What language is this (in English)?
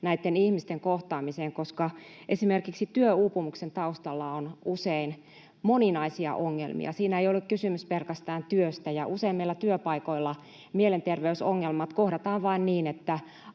Finnish